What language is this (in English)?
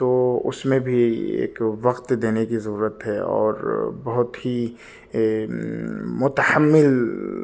Urdu